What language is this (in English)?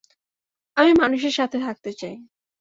Bangla